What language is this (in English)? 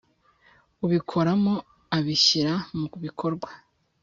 Kinyarwanda